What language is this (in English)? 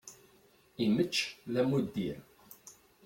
Kabyle